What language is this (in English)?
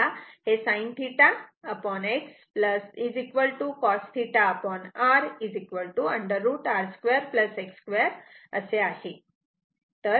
Marathi